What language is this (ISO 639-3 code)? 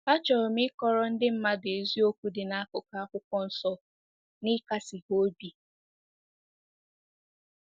ibo